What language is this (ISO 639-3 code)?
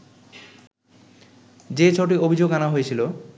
ben